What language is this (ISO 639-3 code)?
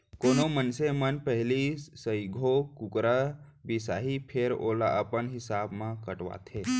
hne